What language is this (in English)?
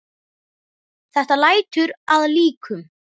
Icelandic